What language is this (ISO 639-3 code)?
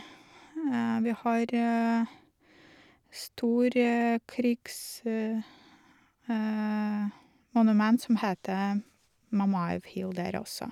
nor